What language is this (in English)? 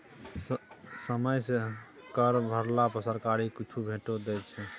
Maithili